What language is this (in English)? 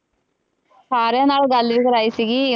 Punjabi